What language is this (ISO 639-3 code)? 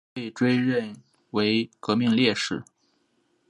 zho